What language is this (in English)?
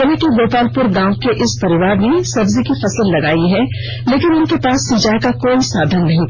Hindi